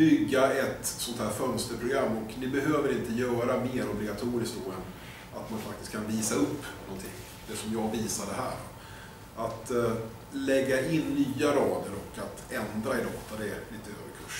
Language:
Swedish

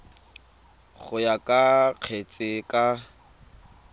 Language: Tswana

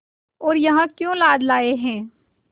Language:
Hindi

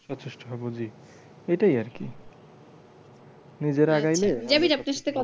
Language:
Bangla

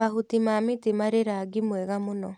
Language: Kikuyu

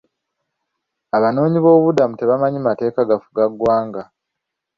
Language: Ganda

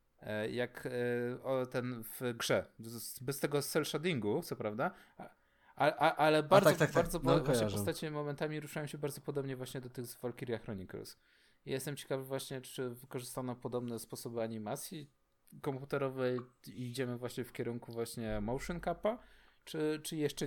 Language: Polish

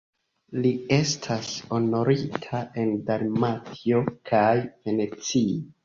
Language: Esperanto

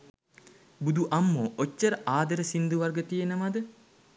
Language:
Sinhala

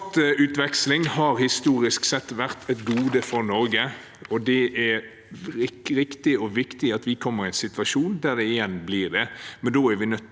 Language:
Norwegian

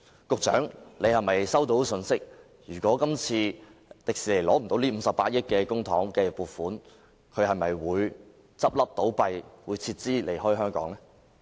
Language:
Cantonese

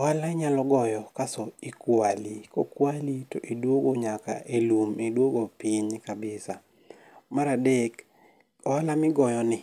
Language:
Luo (Kenya and Tanzania)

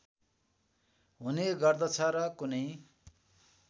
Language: Nepali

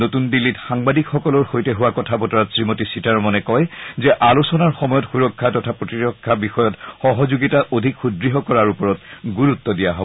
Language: Assamese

